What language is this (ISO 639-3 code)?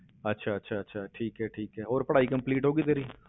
pan